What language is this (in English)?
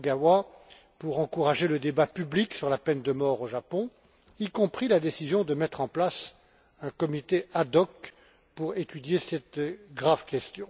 French